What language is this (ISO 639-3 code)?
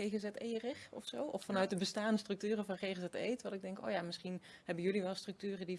nld